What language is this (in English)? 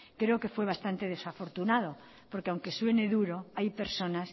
Spanish